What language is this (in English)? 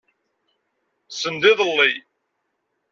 Kabyle